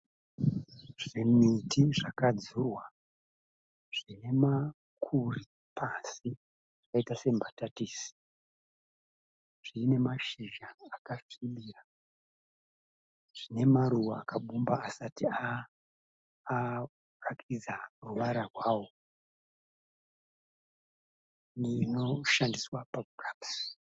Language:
Shona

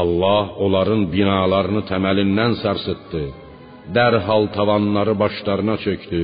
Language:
Persian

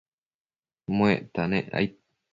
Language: Matsés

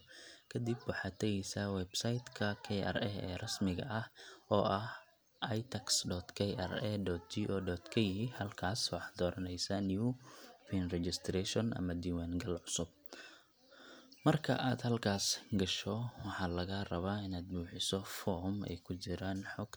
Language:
Somali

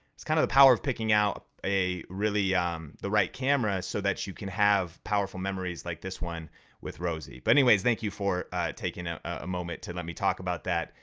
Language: English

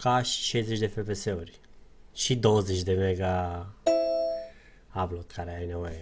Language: Romanian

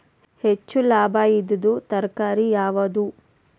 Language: Kannada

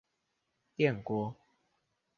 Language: Chinese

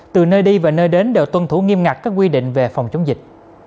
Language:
Vietnamese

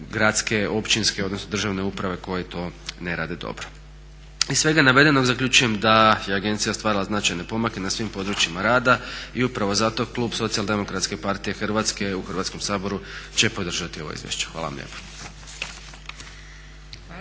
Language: Croatian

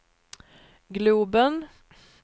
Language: Swedish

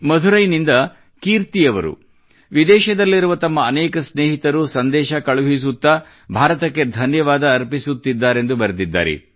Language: Kannada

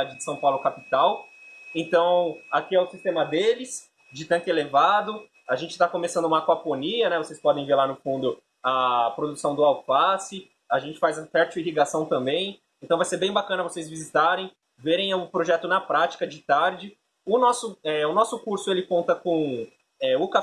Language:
Portuguese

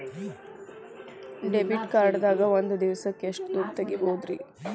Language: Kannada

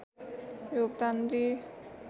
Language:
Nepali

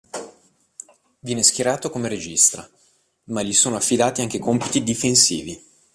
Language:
Italian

